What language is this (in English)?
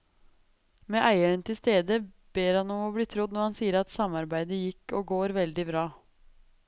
Norwegian